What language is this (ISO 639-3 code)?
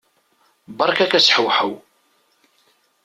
kab